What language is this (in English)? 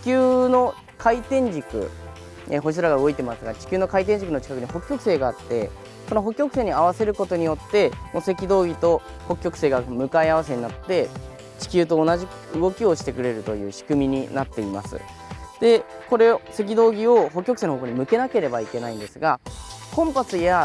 Japanese